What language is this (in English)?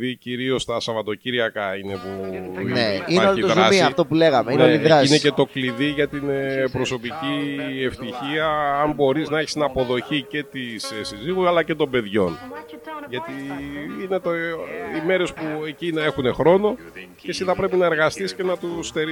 Greek